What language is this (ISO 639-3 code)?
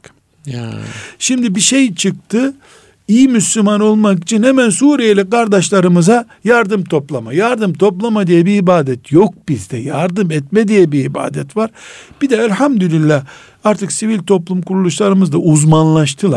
tur